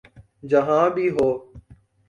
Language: Urdu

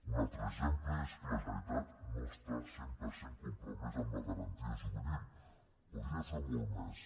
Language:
Catalan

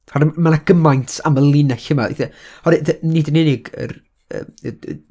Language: Welsh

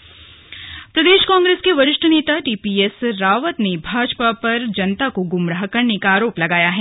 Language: Hindi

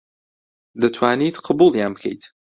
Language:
Central Kurdish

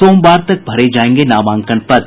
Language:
Hindi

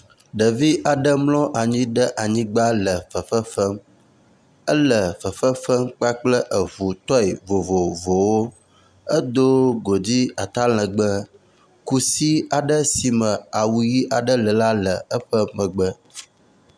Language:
Ewe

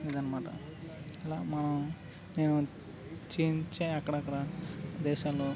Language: Telugu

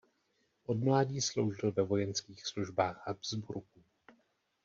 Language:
Czech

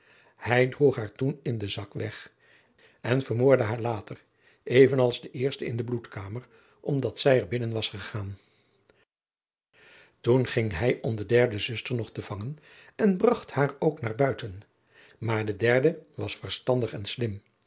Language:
Dutch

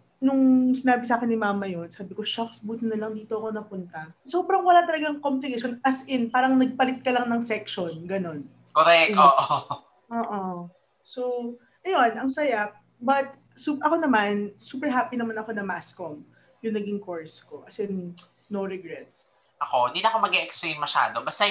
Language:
Filipino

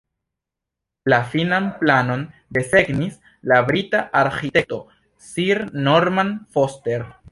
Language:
Esperanto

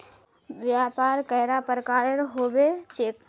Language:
Magahi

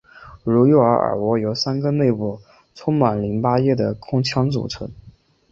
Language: Chinese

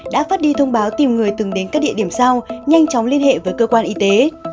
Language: Vietnamese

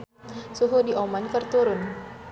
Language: Sundanese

